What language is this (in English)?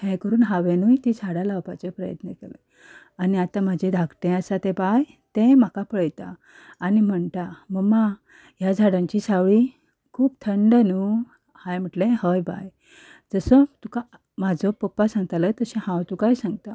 Konkani